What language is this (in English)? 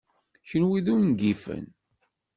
Kabyle